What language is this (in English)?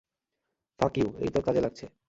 Bangla